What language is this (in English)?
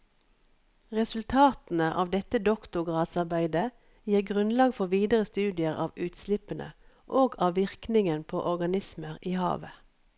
Norwegian